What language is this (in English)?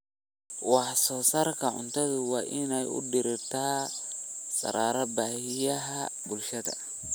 Somali